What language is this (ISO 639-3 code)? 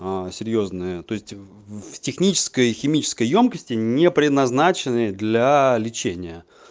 rus